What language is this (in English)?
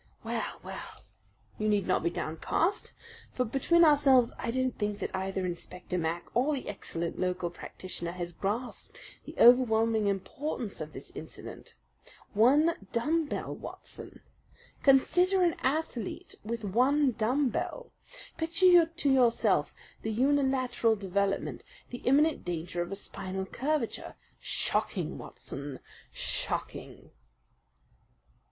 English